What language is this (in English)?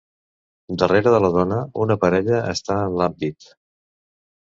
Catalan